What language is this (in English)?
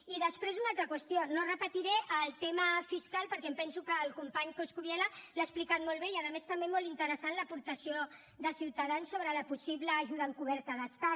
Catalan